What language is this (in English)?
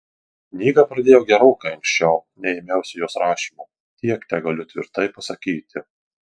Lithuanian